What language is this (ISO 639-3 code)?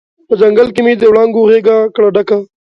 pus